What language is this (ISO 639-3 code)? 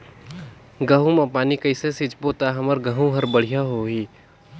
hne